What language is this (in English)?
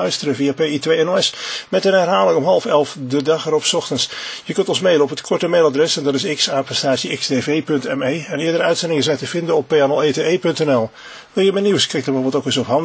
Dutch